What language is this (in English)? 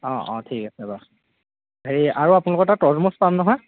Assamese